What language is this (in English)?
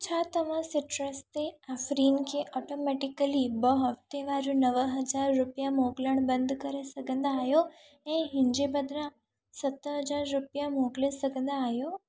Sindhi